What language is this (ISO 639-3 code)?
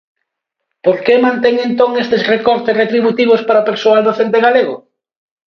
glg